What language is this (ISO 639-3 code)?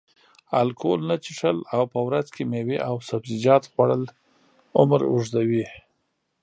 pus